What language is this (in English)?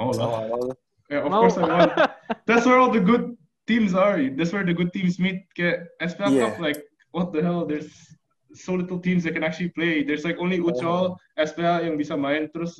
Indonesian